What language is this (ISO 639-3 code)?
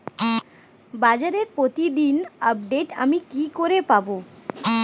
ben